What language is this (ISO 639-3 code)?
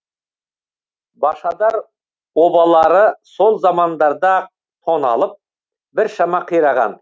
kaz